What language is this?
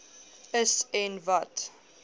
Afrikaans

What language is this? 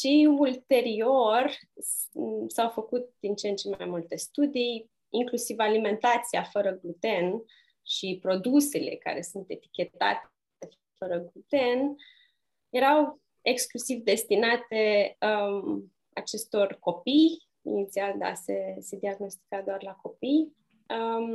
Romanian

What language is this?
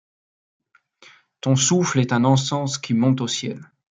French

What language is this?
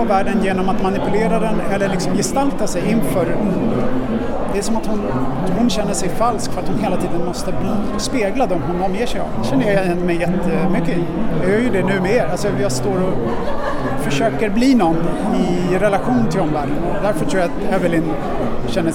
Swedish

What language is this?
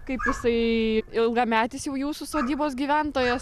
Lithuanian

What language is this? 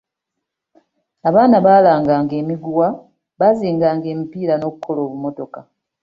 Ganda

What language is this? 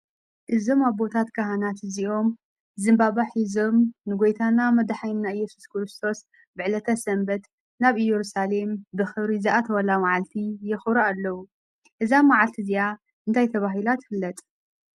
Tigrinya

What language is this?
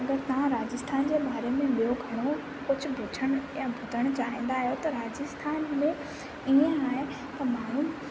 Sindhi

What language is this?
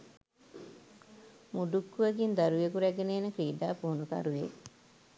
Sinhala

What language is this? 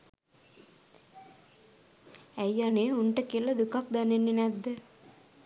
Sinhala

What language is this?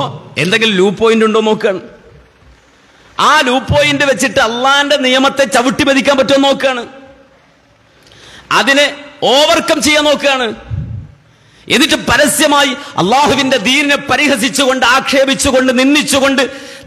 Arabic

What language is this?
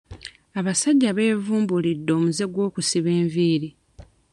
Ganda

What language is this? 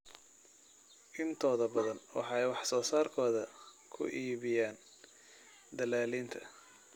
Somali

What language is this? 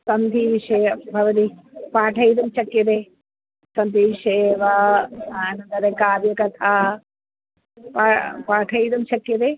Sanskrit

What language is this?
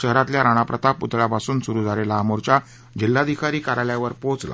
Marathi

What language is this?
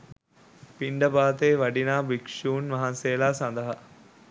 Sinhala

